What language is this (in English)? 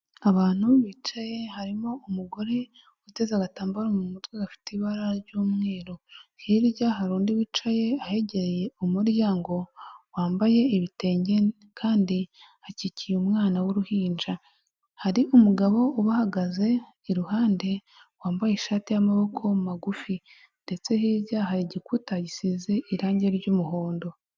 Kinyarwanda